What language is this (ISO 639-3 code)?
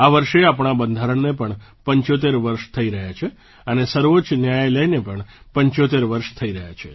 guj